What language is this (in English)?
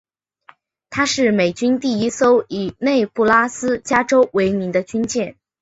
Chinese